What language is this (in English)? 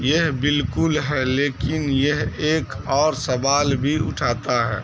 Urdu